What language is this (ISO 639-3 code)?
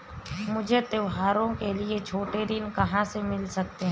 hin